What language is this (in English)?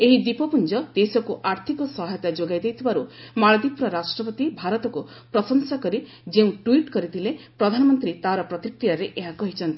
Odia